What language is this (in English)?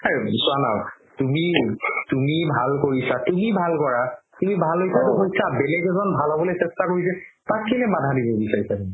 Assamese